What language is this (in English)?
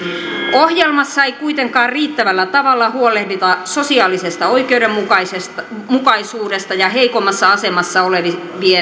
Finnish